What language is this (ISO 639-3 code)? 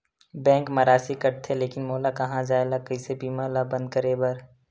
hne